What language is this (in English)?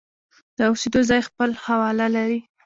Pashto